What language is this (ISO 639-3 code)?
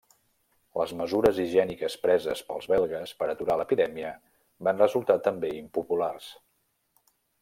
cat